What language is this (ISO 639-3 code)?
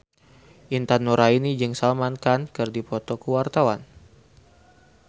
sun